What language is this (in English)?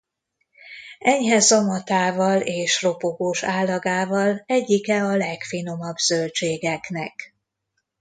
Hungarian